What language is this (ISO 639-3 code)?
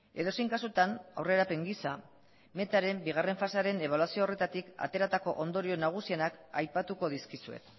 eus